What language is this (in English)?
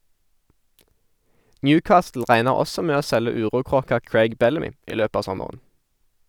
Norwegian